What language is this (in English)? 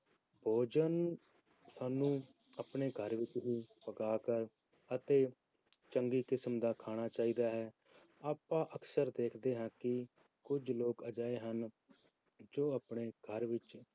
Punjabi